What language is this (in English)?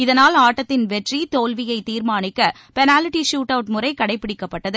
Tamil